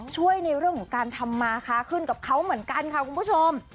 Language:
Thai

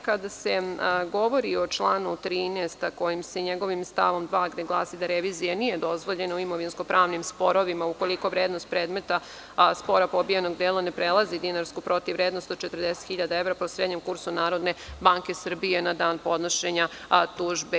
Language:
Serbian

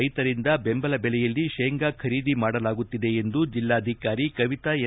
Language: Kannada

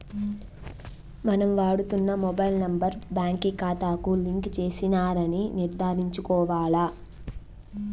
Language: Telugu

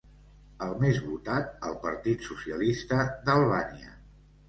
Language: Catalan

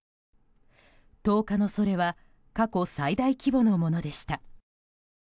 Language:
Japanese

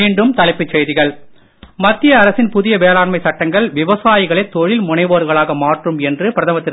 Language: Tamil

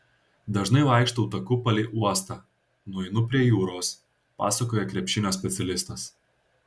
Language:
Lithuanian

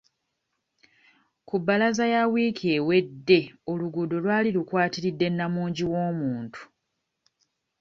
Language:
Ganda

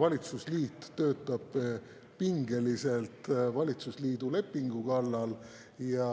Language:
Estonian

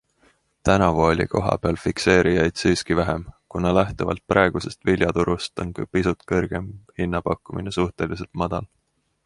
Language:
Estonian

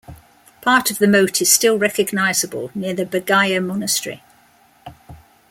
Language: English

